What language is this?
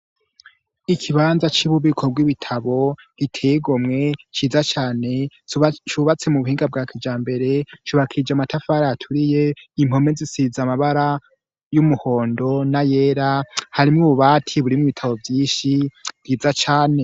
Rundi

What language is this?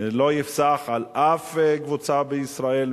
Hebrew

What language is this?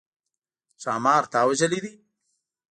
Pashto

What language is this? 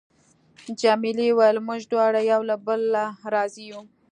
Pashto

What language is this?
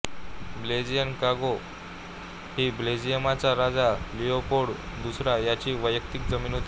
Marathi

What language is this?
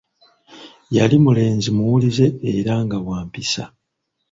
Ganda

